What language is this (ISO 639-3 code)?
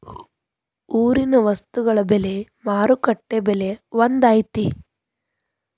kan